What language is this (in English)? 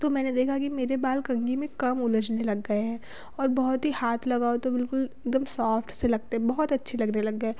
Hindi